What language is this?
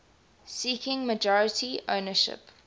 English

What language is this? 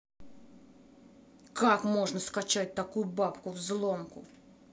Russian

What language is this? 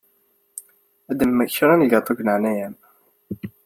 Kabyle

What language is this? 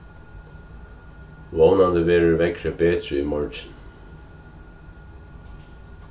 Faroese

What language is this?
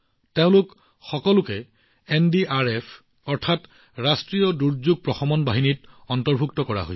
Assamese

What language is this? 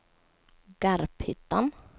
Swedish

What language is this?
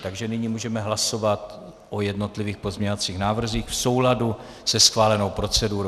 Czech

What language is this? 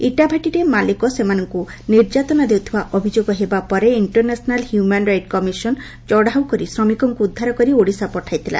Odia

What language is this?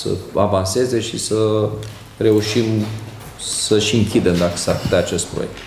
Romanian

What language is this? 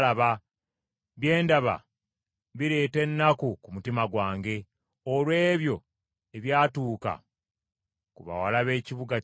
Ganda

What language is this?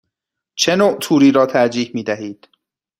Persian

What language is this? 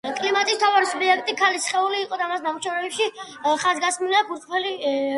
Georgian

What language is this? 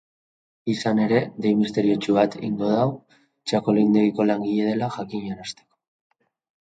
Basque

